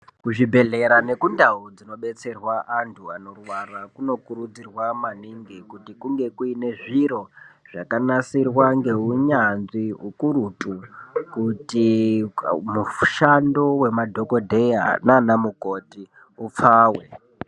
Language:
Ndau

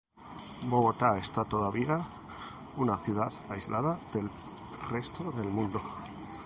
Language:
Spanish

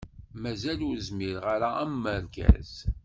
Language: Kabyle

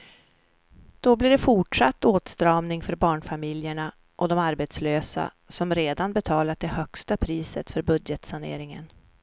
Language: Swedish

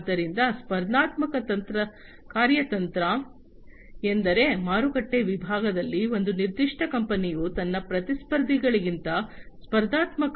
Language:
Kannada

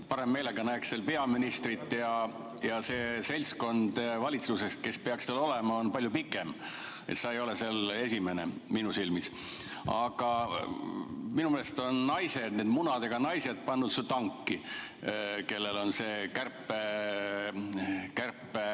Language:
Estonian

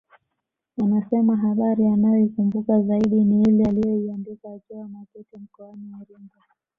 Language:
Swahili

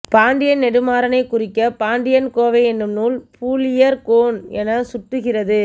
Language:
Tamil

